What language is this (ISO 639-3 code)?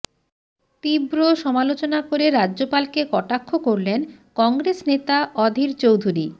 ben